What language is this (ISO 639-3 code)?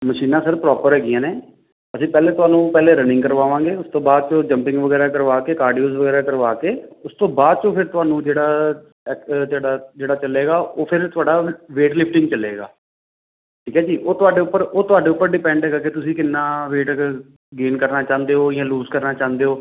pan